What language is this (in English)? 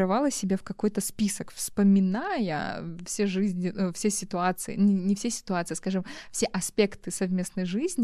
Russian